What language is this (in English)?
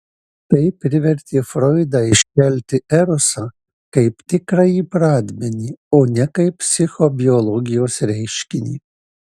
Lithuanian